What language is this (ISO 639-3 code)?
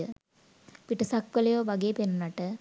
sin